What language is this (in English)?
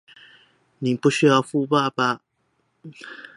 Chinese